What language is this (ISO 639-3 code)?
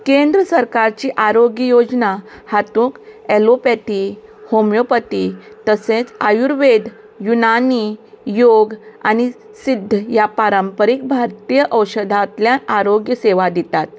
kok